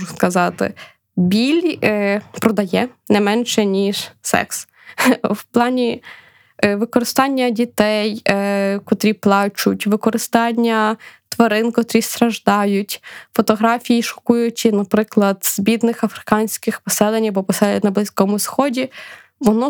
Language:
Ukrainian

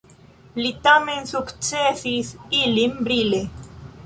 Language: Esperanto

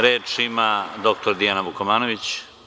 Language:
Serbian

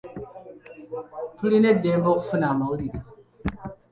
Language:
Ganda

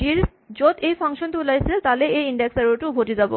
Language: Assamese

